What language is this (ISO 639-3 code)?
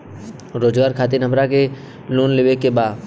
bho